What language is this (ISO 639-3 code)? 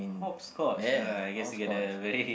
eng